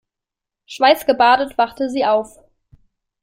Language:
German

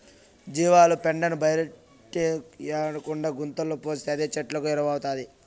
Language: Telugu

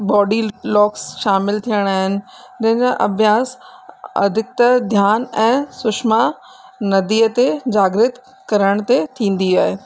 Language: Sindhi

